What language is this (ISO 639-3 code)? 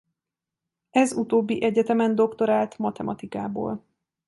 hun